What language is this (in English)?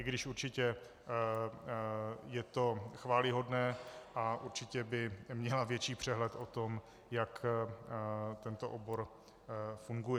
Czech